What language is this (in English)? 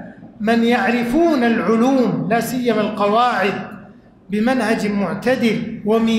Arabic